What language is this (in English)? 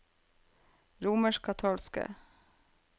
Norwegian